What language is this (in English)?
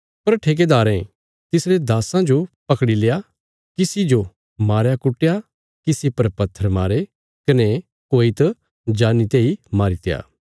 Bilaspuri